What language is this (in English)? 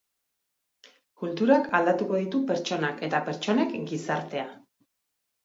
Basque